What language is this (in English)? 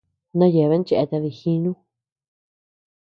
Tepeuxila Cuicatec